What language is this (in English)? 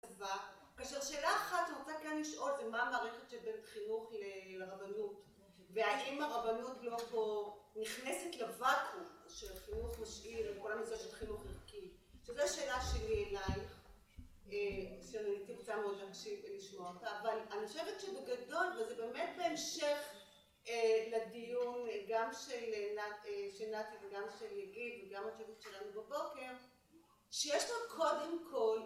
Hebrew